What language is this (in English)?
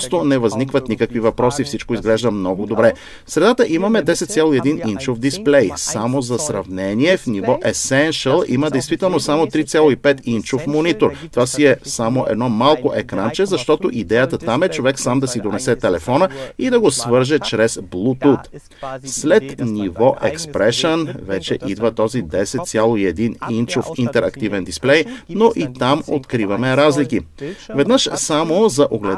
Bulgarian